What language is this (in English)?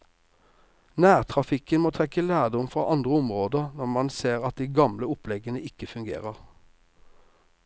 Norwegian